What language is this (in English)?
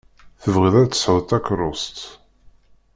Kabyle